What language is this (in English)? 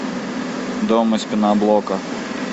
Russian